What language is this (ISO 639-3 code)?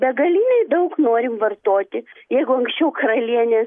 lit